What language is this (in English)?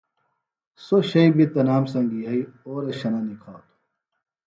Phalura